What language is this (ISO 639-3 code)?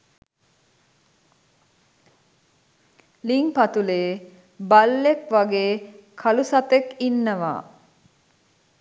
sin